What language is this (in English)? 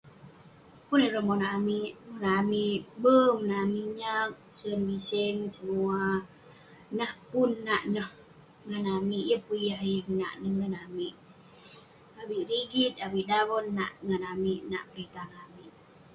Western Penan